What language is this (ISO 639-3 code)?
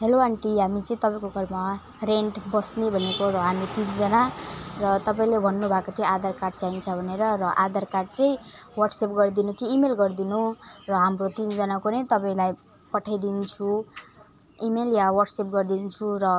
nep